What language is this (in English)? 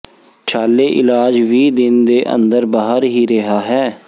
Punjabi